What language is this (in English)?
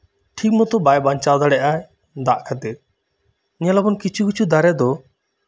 Santali